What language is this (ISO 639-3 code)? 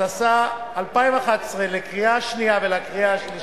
heb